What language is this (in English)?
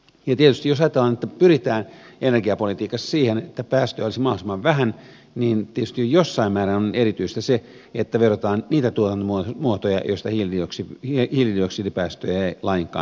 Finnish